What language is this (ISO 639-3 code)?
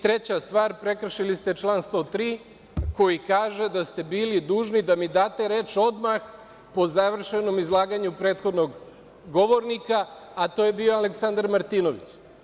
srp